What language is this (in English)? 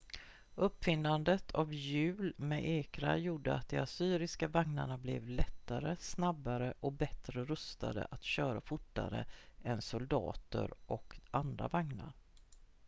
Swedish